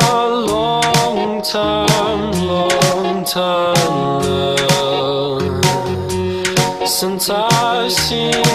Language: Romanian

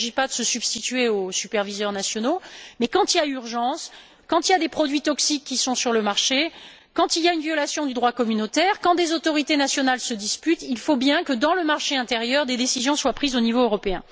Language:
French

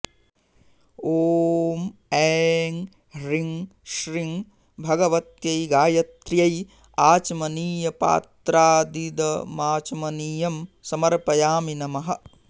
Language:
Sanskrit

